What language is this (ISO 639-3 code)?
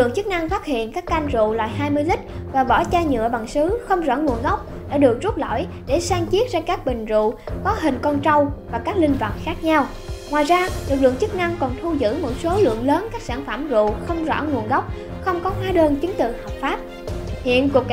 vie